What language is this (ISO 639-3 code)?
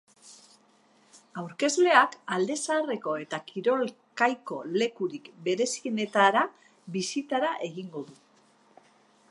eus